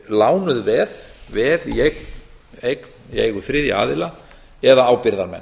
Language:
Icelandic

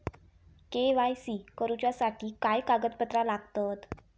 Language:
Marathi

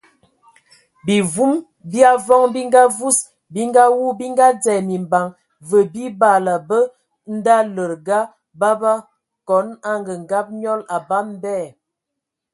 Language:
Ewondo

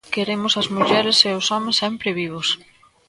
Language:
Galician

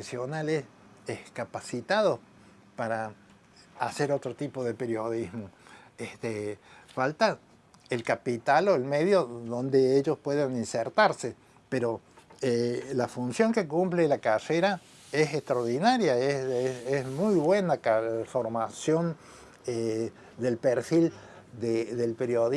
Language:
Spanish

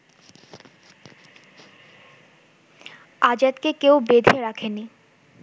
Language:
Bangla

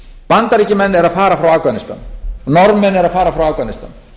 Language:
Icelandic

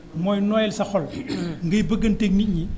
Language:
Wolof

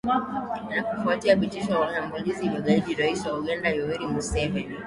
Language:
Swahili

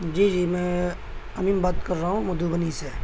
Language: Urdu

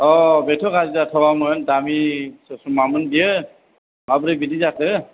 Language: Bodo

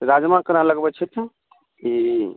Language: Maithili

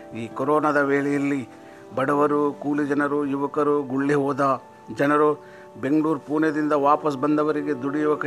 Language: Kannada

